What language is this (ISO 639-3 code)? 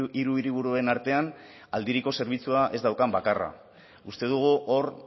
eus